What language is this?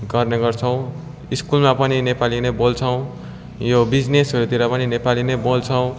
Nepali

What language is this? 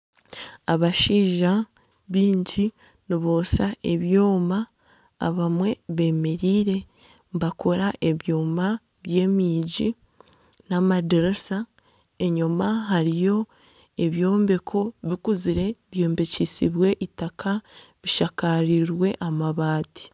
Nyankole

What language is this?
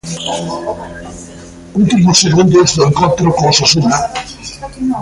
Galician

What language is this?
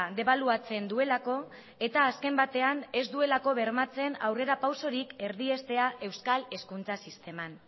Basque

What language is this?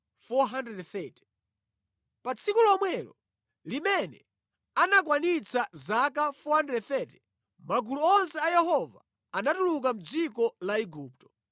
Nyanja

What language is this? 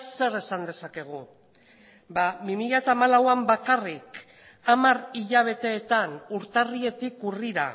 Basque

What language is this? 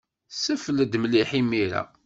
Kabyle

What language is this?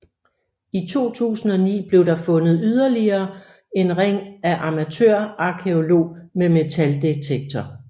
Danish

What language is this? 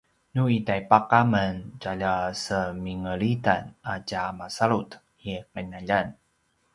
Paiwan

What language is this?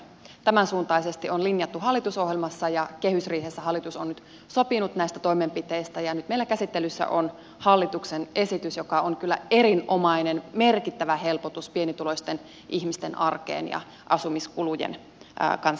Finnish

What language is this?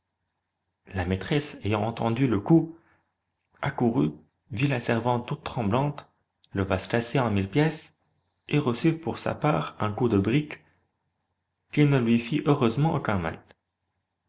French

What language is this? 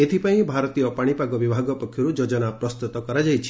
Odia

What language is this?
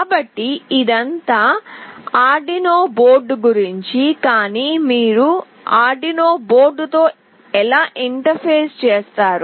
Telugu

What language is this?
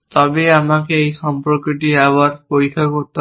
Bangla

